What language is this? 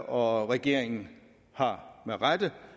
Danish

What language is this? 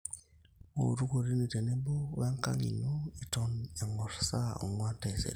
Masai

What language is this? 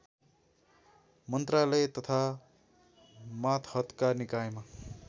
Nepali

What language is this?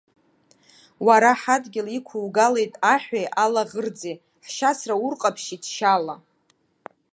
Abkhazian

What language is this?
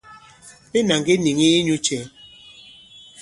Bankon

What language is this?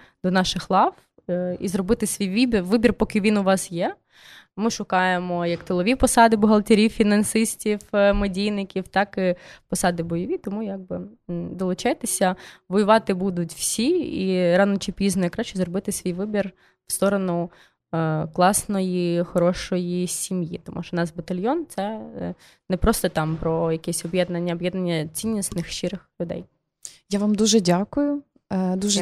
Ukrainian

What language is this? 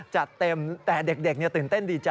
Thai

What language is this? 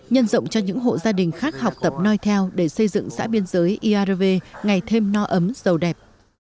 Vietnamese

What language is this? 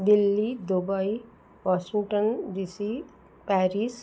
Sanskrit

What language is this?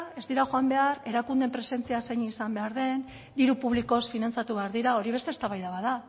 Basque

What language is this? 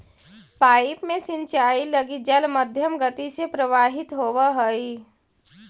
Magahi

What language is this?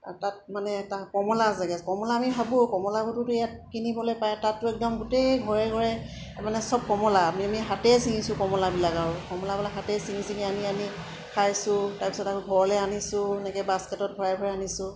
Assamese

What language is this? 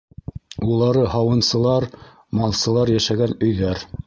Bashkir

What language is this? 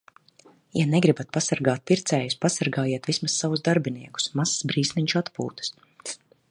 Latvian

